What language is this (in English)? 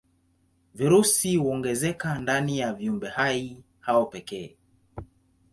Swahili